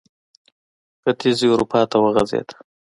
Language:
Pashto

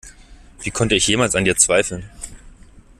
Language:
German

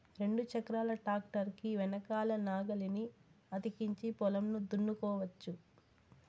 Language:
Telugu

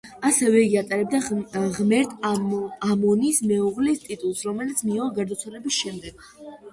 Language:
Georgian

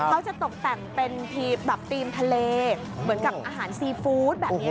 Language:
Thai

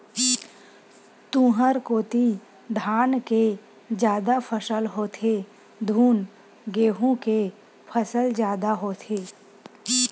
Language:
Chhattisgarhi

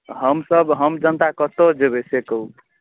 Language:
Maithili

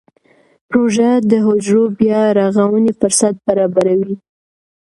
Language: Pashto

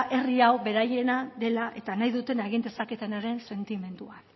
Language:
Basque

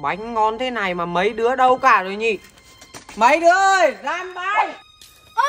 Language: Vietnamese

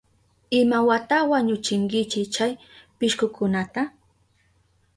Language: Southern Pastaza Quechua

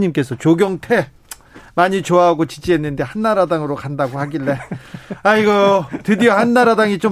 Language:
Korean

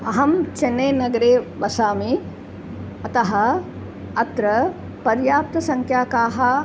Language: Sanskrit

